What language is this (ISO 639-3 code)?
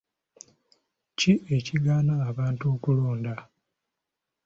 lug